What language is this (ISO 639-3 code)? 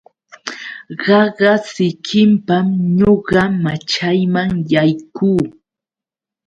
qux